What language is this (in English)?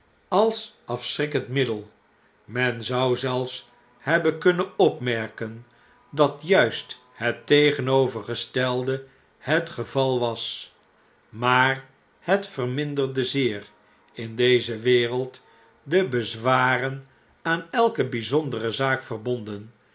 Dutch